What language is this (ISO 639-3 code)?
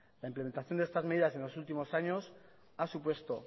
spa